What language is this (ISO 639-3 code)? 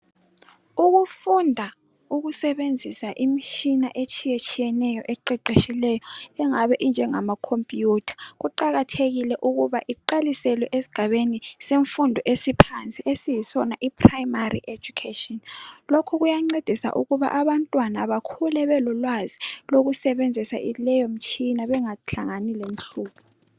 nde